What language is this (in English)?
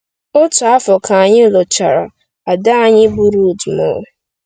Igbo